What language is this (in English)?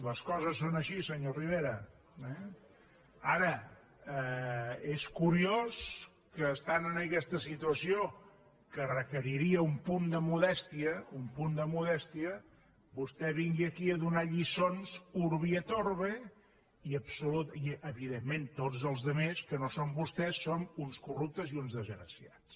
Catalan